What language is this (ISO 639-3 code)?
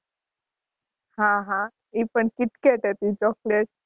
guj